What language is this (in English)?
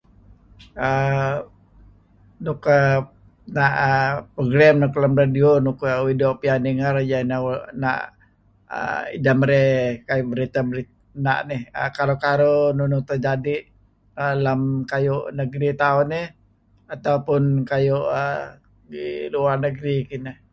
Kelabit